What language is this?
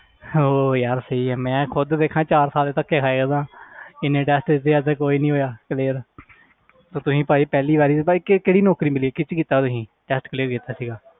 Punjabi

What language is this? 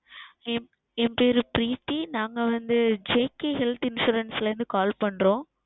Tamil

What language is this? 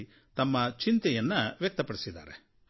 Kannada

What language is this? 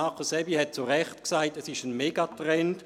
Swiss German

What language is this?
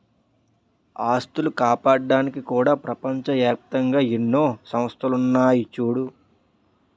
Telugu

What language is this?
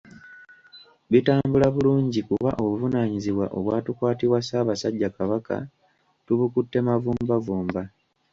Ganda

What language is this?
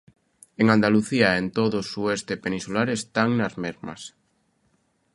Galician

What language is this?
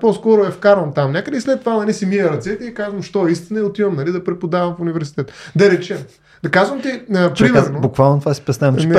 Bulgarian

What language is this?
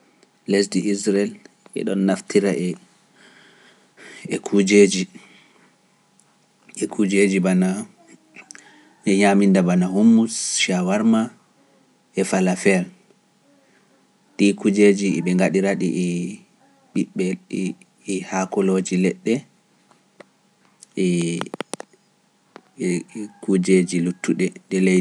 Pular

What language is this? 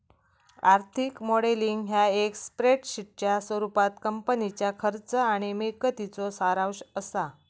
Marathi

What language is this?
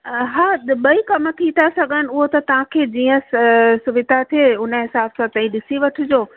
Sindhi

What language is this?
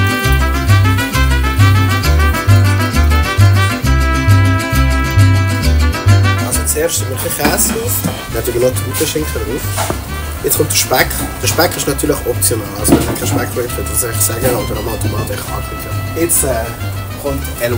German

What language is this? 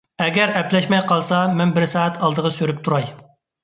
Uyghur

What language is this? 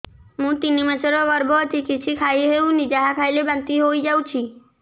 Odia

